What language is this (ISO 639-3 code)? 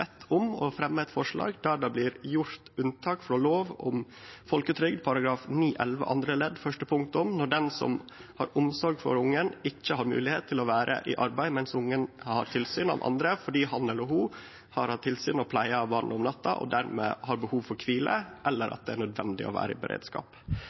nno